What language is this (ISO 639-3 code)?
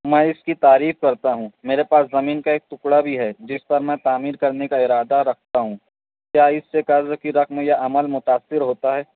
urd